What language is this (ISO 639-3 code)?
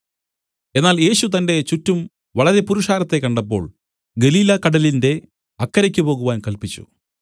mal